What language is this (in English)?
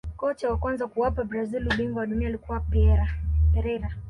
Swahili